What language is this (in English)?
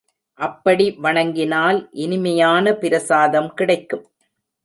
Tamil